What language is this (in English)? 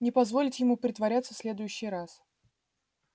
Russian